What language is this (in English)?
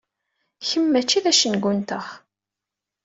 Kabyle